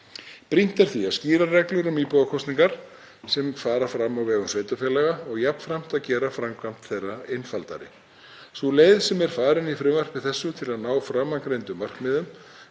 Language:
Icelandic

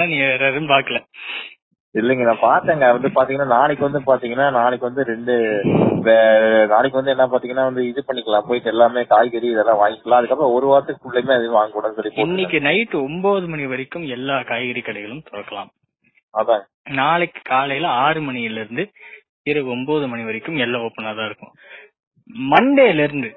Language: Tamil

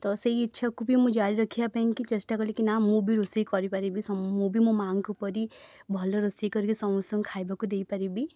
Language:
Odia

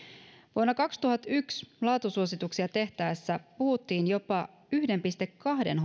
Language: Finnish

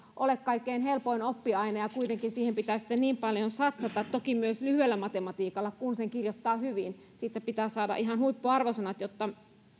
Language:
Finnish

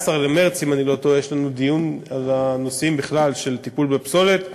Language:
Hebrew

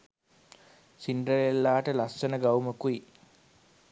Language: Sinhala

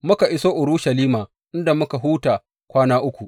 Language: Hausa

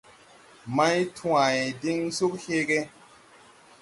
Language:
Tupuri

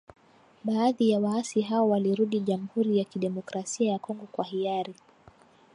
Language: Swahili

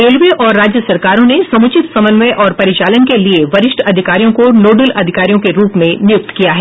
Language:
Hindi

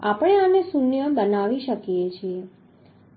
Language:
Gujarati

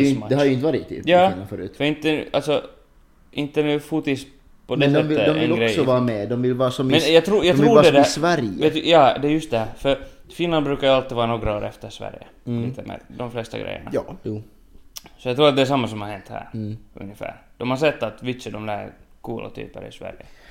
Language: Swedish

